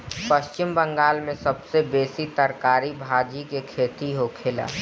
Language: Bhojpuri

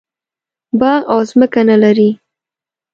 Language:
Pashto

